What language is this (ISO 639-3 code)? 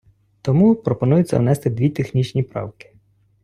ukr